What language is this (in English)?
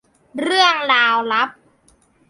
Thai